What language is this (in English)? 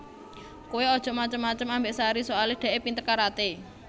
Javanese